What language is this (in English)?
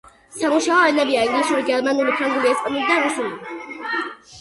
Georgian